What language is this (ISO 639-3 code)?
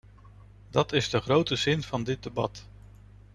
nld